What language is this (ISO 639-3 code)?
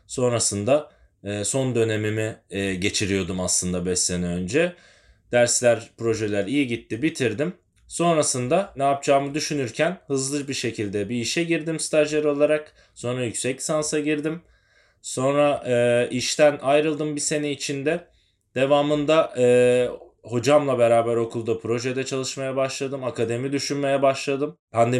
tur